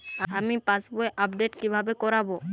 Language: Bangla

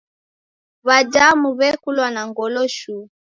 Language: Taita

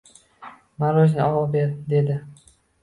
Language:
Uzbek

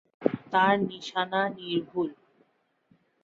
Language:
Bangla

